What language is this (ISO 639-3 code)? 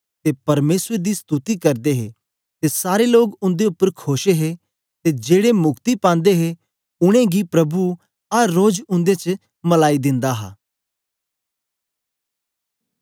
doi